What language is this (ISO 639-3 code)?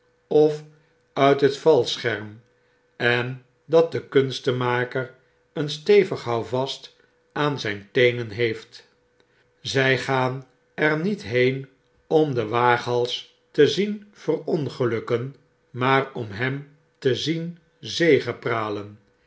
nld